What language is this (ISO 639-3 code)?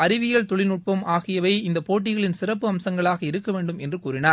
tam